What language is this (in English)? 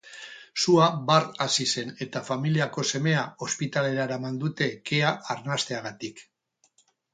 Basque